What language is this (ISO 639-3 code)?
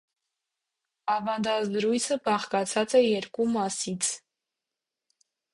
hye